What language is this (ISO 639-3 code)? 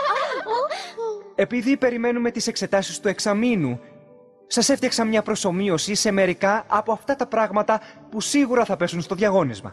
ell